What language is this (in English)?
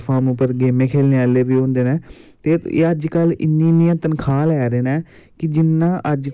Dogri